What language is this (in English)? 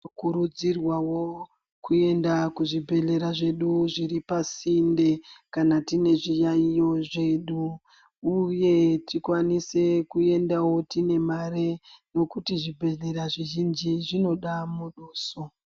Ndau